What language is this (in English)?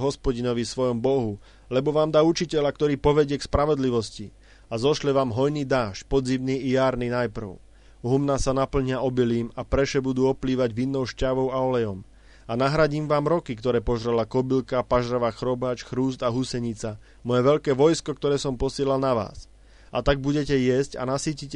Slovak